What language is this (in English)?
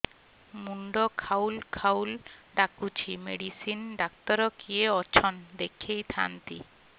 Odia